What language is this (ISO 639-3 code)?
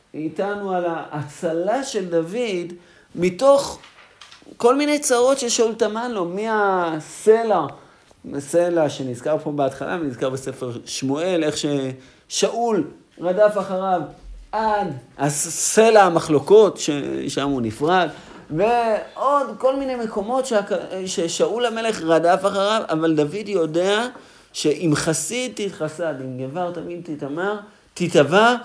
heb